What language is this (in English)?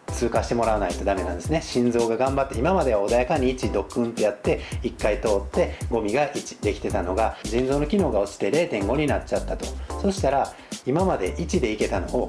Japanese